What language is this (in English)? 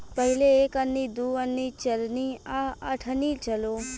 Bhojpuri